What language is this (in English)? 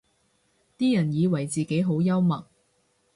Cantonese